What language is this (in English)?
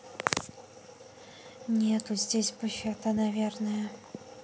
Russian